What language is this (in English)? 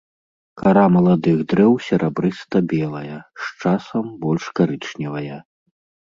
Belarusian